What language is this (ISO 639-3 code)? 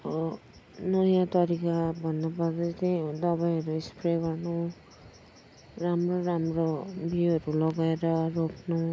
nep